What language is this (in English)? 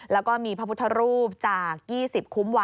Thai